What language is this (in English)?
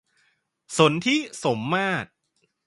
Thai